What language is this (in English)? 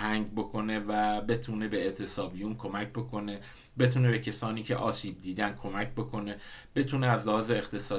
Persian